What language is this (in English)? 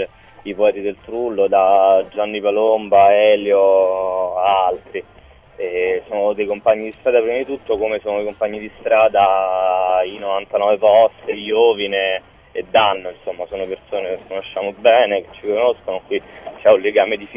Italian